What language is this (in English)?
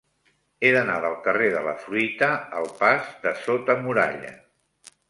Catalan